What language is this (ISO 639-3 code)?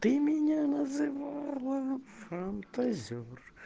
rus